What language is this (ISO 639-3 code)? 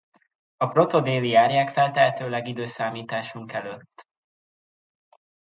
hun